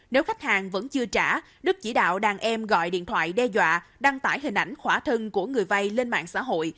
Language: Vietnamese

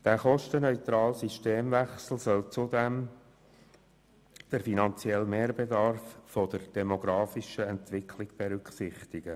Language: Swiss German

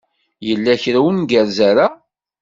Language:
Kabyle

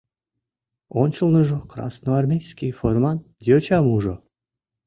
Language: Mari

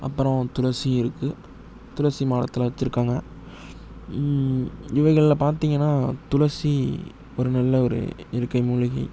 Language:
Tamil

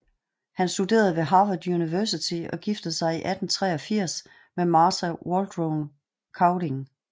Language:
Danish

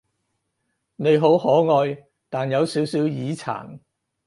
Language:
Cantonese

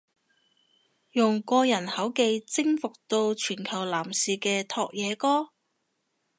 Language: Cantonese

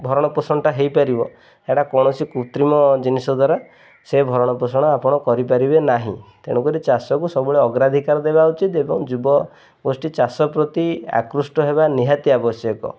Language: Odia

